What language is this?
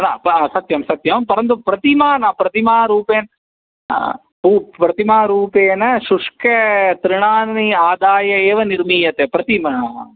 Sanskrit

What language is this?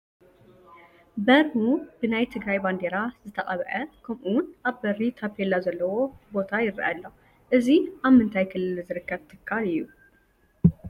Tigrinya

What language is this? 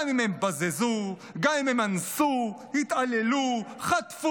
Hebrew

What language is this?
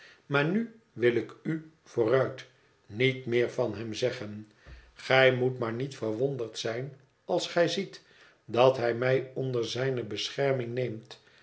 Dutch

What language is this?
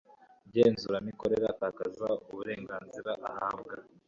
Kinyarwanda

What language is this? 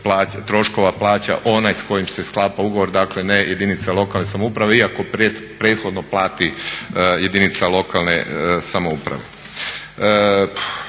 Croatian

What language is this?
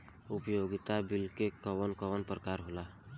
Bhojpuri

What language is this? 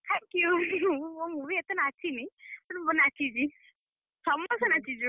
Odia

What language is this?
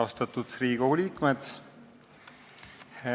Estonian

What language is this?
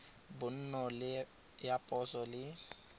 Tswana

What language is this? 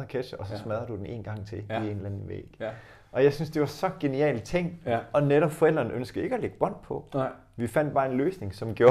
Danish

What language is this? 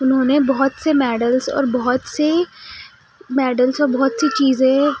Urdu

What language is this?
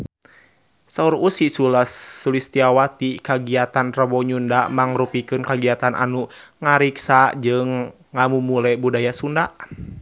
Sundanese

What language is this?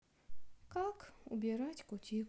Russian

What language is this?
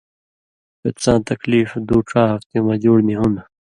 Indus Kohistani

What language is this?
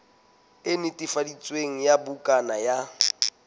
Southern Sotho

